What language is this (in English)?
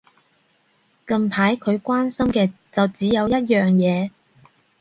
Cantonese